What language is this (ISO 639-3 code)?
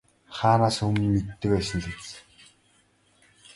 mon